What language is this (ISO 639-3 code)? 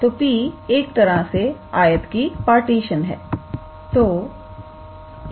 hin